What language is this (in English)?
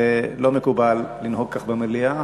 Hebrew